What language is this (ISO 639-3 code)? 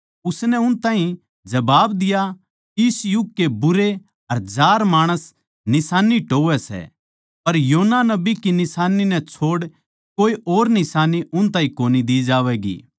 bgc